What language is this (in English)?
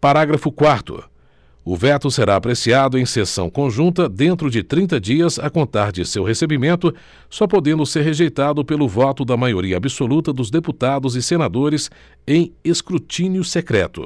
Portuguese